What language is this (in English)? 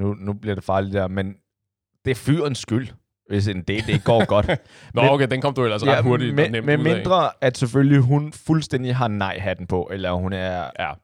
Danish